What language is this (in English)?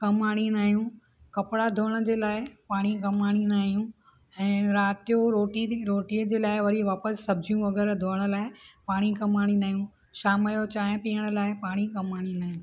Sindhi